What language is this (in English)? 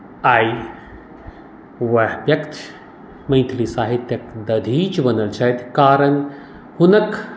Maithili